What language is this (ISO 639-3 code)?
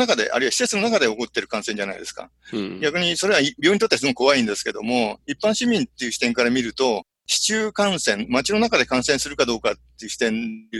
jpn